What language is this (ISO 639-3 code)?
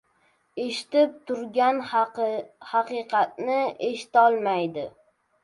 uzb